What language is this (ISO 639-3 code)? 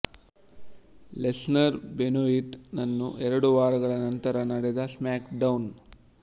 kan